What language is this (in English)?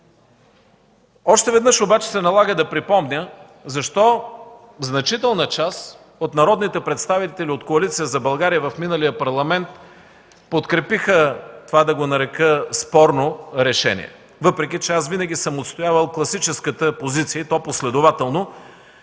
Bulgarian